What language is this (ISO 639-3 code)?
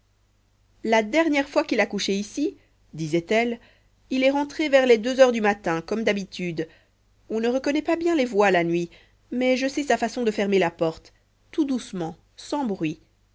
fra